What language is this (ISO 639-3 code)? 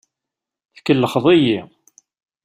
kab